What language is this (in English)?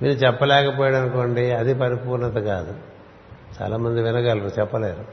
Telugu